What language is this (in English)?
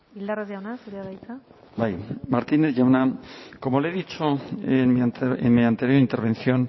Basque